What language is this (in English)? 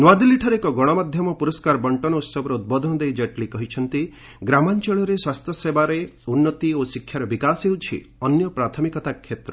Odia